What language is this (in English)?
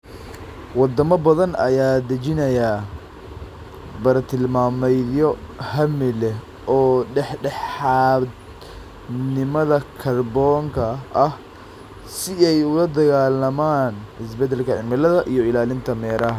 Somali